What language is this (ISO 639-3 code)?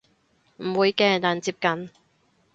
yue